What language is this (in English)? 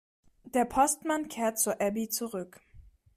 German